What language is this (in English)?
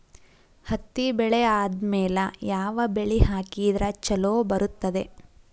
Kannada